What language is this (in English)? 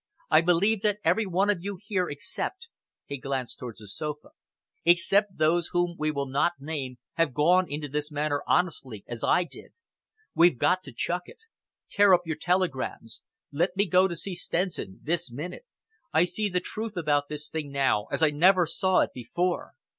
English